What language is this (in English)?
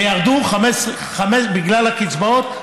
Hebrew